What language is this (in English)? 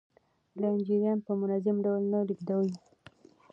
Pashto